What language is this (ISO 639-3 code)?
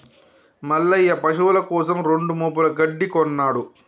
tel